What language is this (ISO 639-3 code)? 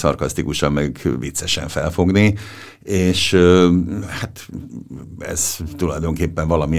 hun